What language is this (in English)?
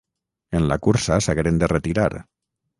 Catalan